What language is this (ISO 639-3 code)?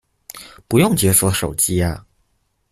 zho